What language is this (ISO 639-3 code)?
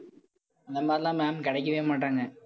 tam